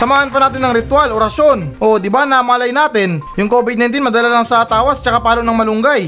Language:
Filipino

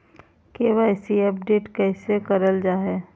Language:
Magahi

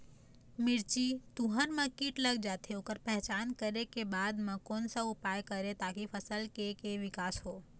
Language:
Chhattisgarhi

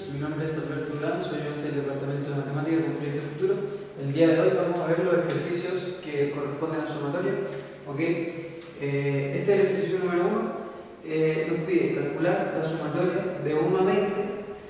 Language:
Spanish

